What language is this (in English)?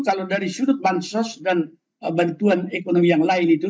Indonesian